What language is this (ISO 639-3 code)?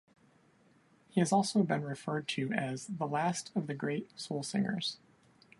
eng